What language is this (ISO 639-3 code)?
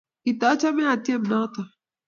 kln